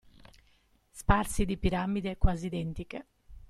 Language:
Italian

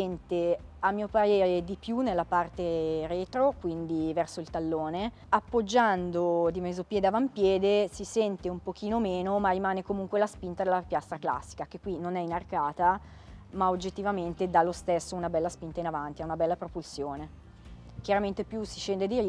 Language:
Italian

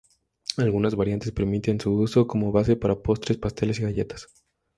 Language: Spanish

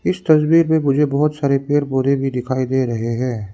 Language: Hindi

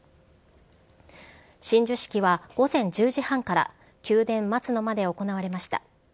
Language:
Japanese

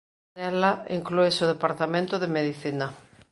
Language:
Galician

